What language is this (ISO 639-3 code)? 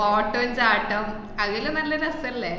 mal